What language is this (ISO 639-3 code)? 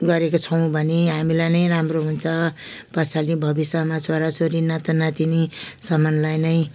nep